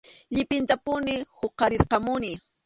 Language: Arequipa-La Unión Quechua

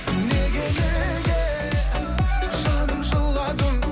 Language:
Kazakh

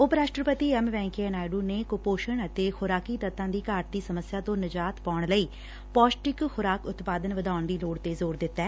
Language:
Punjabi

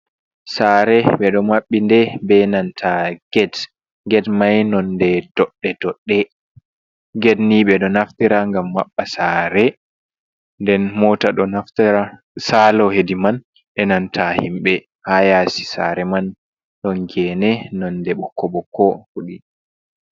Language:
Fula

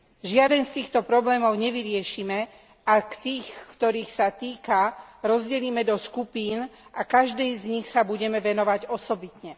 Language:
Slovak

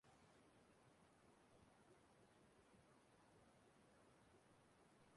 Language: Igbo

